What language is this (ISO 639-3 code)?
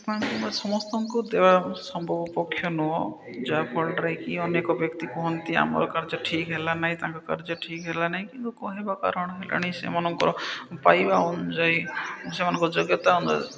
ori